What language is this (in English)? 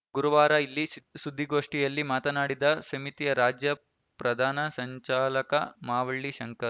Kannada